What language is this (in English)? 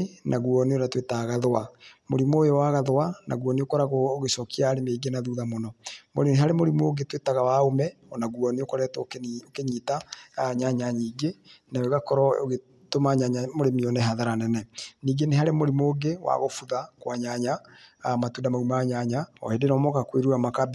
Kikuyu